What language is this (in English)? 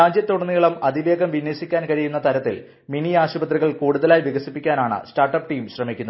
Malayalam